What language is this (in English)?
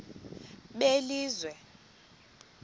Xhosa